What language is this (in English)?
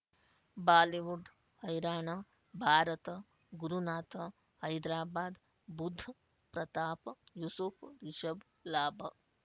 Kannada